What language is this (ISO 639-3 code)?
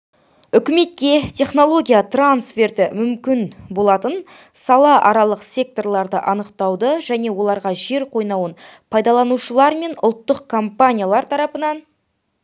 kaz